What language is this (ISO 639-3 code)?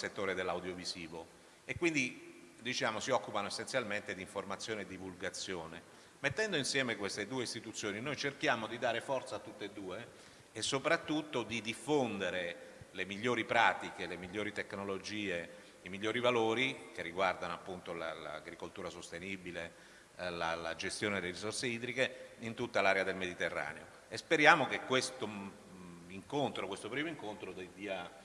ita